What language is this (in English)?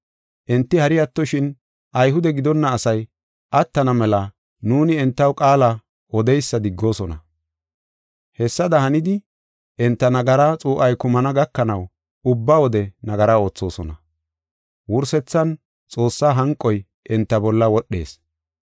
Gofa